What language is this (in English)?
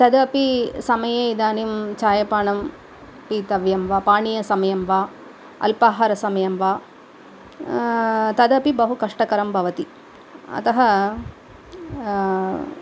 Sanskrit